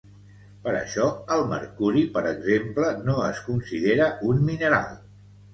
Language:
Catalan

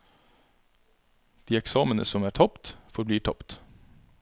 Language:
Norwegian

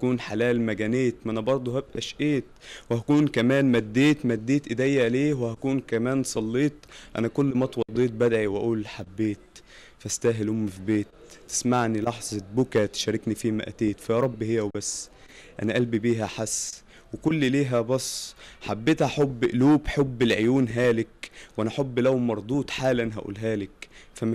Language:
Arabic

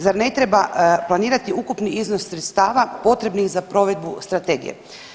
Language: Croatian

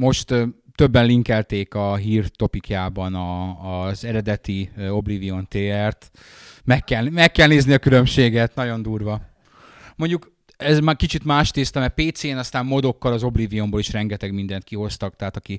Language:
Hungarian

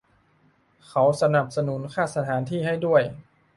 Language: Thai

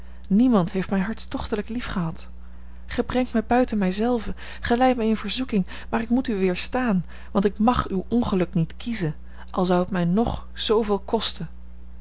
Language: Dutch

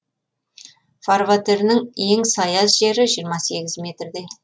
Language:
Kazakh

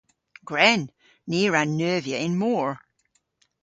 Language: Cornish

